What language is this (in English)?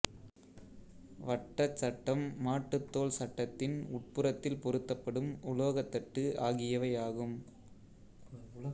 Tamil